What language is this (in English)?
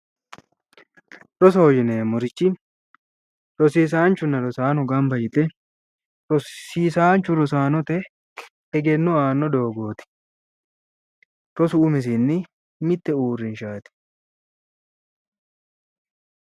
Sidamo